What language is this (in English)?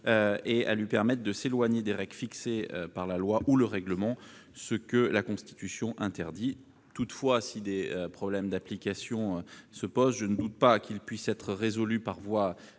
French